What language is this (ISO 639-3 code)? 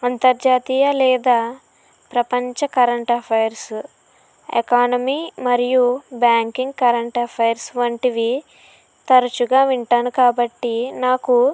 tel